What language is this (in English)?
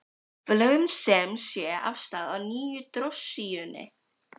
Icelandic